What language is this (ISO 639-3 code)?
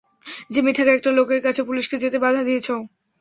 ben